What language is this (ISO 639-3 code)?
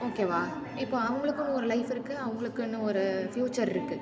tam